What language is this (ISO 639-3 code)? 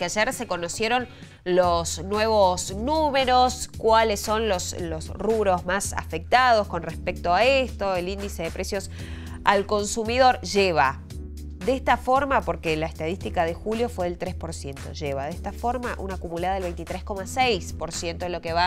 spa